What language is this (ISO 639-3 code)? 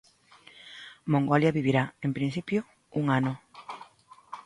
glg